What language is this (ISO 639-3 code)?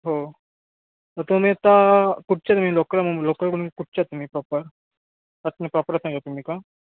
mar